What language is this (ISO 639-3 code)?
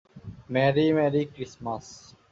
ben